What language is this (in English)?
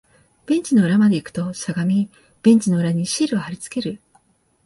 Japanese